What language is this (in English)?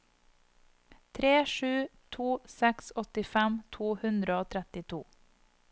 Norwegian